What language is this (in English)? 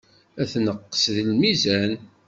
Kabyle